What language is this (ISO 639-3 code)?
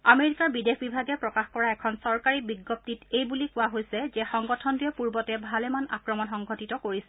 asm